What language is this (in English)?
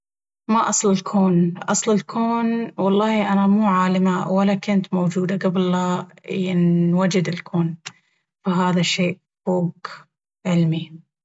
Baharna Arabic